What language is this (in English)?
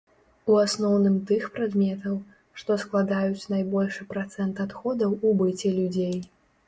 Belarusian